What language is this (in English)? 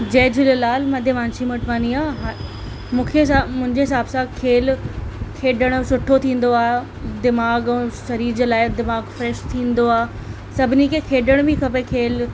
Sindhi